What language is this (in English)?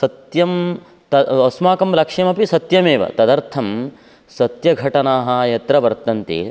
Sanskrit